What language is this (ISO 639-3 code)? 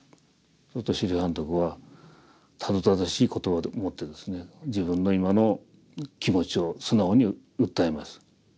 jpn